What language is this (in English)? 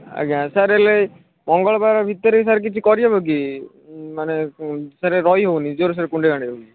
Odia